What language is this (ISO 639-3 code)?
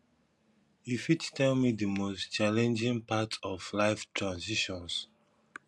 pcm